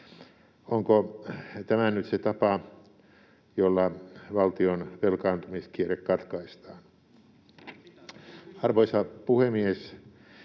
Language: Finnish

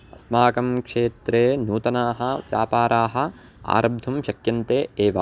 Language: Sanskrit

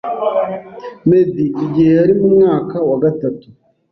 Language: Kinyarwanda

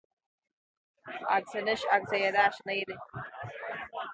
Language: Irish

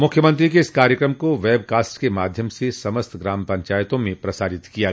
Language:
Hindi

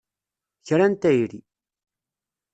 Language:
Kabyle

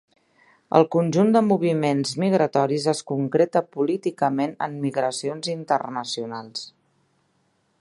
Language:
Catalan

